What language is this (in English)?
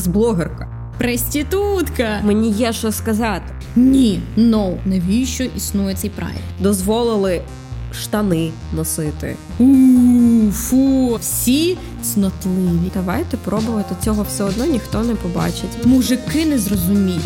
Ukrainian